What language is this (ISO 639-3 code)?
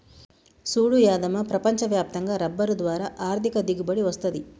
tel